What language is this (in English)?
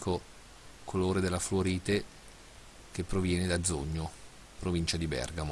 Italian